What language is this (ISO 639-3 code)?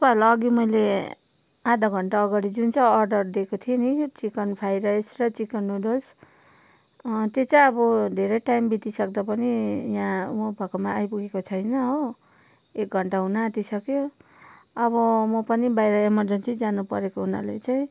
nep